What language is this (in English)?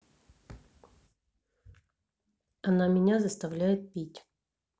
Russian